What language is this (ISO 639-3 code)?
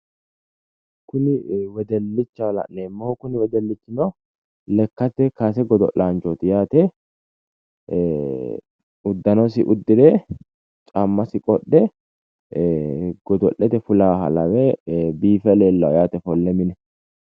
sid